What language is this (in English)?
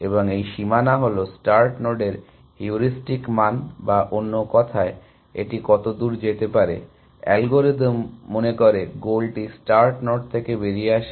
Bangla